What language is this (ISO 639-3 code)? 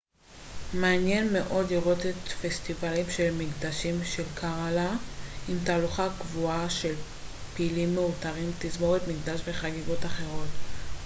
heb